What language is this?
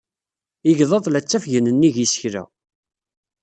Kabyle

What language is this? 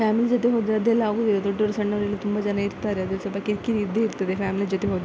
Kannada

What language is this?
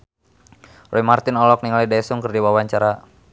Sundanese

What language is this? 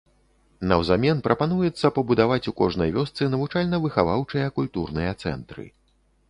Belarusian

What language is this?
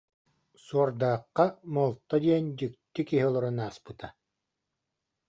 Yakut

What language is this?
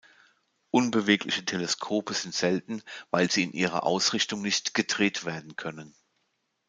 German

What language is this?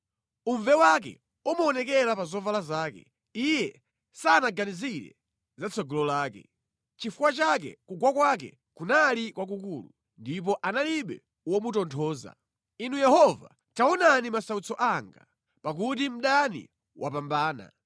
Nyanja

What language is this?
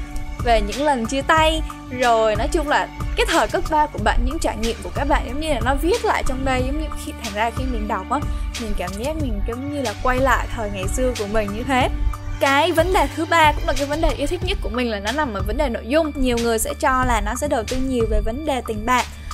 Vietnamese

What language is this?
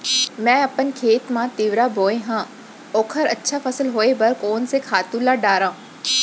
Chhattisgarhi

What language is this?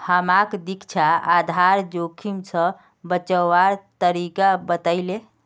Magahi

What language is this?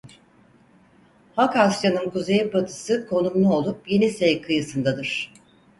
Turkish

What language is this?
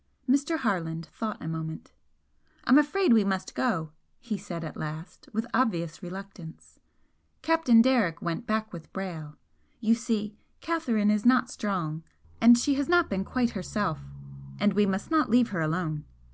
English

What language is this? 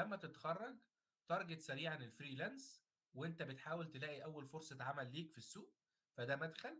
Arabic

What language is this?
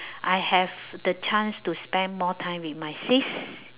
English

